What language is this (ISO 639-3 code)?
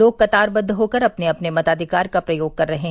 hin